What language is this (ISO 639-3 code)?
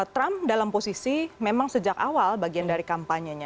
ind